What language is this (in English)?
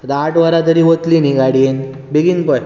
Konkani